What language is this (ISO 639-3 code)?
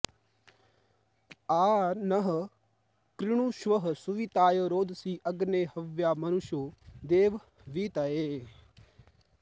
san